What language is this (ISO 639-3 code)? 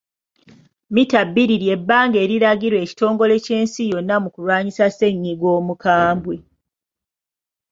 lug